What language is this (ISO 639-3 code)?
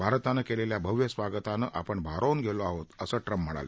mar